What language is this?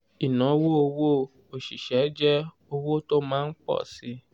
Yoruba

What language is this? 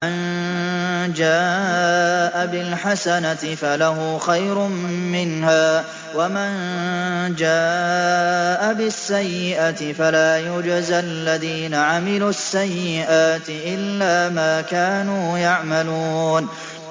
Arabic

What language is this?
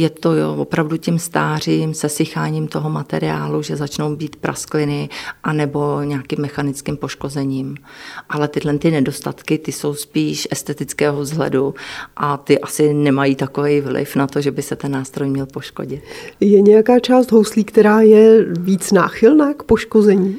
Czech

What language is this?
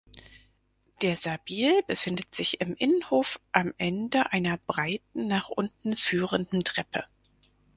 German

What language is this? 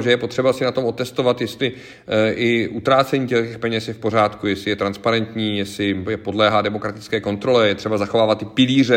Czech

